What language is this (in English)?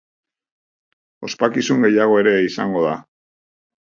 Basque